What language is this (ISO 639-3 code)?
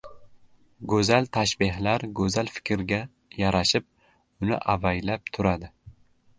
uzb